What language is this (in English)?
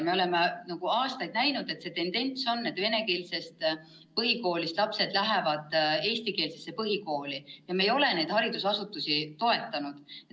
Estonian